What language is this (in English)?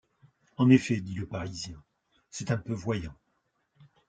French